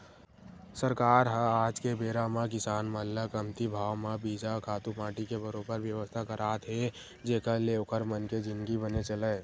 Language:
Chhattisgarhi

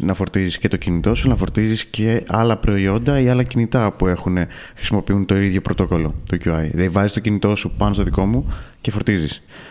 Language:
Greek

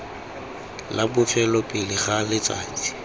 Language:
Tswana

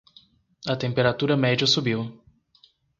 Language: Portuguese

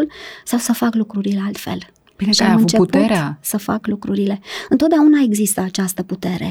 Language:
Romanian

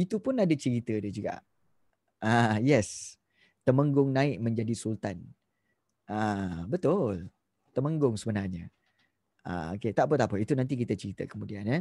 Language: Malay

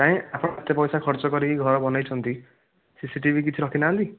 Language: Odia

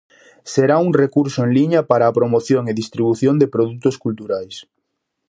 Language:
Galician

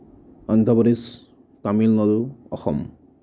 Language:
Assamese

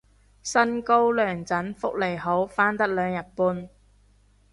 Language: Cantonese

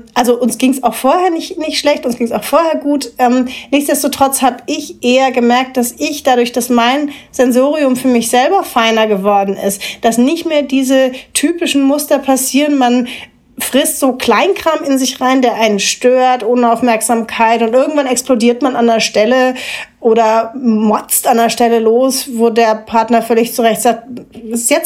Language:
German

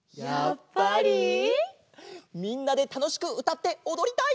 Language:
Japanese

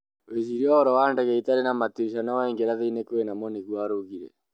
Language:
Kikuyu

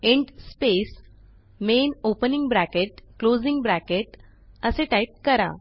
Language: Marathi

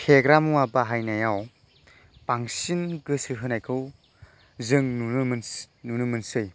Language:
Bodo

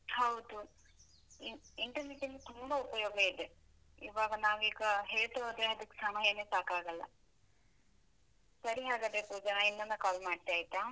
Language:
Kannada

